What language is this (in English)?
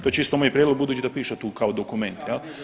Croatian